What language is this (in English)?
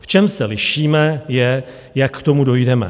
Czech